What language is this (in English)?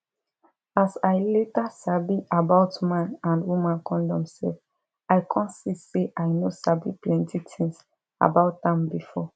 Nigerian Pidgin